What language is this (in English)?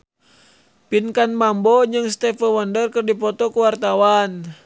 Sundanese